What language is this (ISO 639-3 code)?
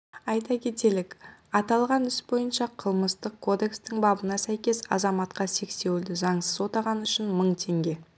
kaz